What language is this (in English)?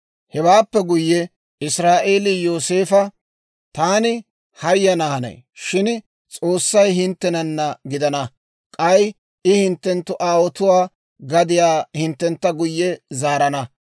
Dawro